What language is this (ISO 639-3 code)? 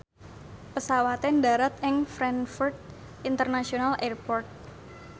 jav